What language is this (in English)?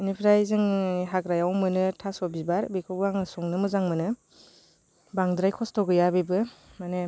Bodo